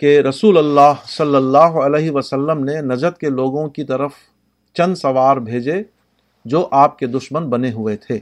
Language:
Urdu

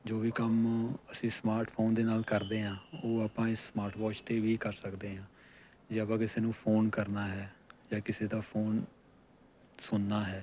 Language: Punjabi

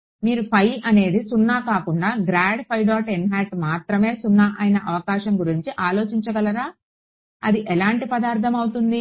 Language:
Telugu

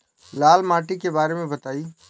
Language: Bhojpuri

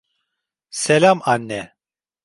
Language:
Turkish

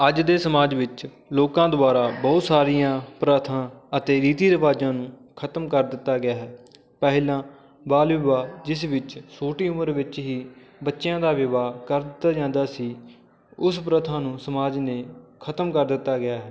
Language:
Punjabi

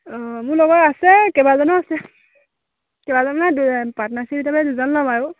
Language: Assamese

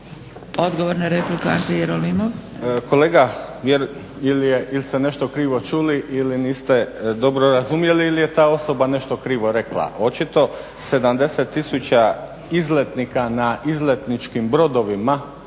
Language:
Croatian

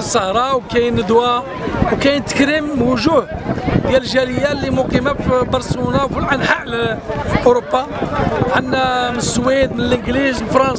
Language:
Arabic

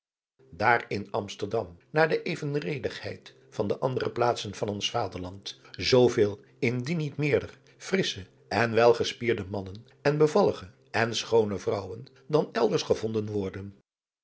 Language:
Dutch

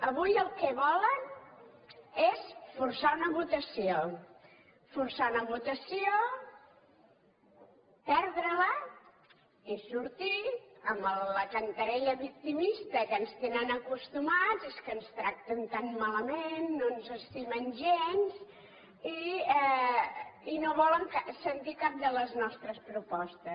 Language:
Catalan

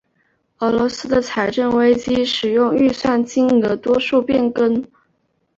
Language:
Chinese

